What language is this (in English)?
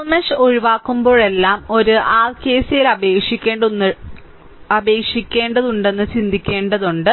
Malayalam